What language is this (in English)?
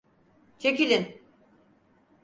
Turkish